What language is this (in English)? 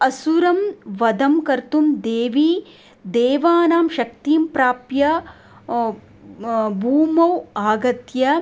Sanskrit